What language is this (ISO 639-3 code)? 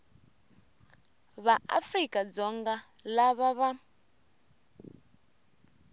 tso